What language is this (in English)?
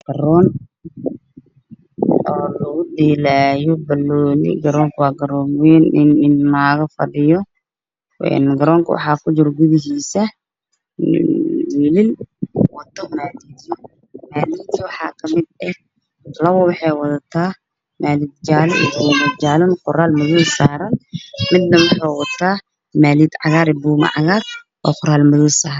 Somali